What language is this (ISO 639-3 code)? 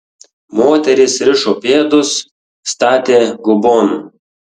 lit